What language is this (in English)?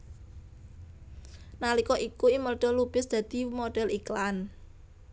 Javanese